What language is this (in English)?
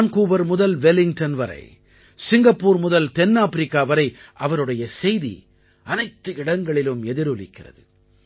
Tamil